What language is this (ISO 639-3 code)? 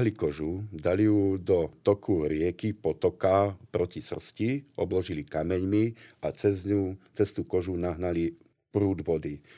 slk